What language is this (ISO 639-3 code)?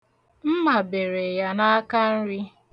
ibo